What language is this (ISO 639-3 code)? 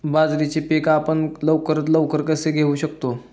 mar